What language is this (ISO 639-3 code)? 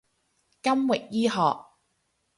yue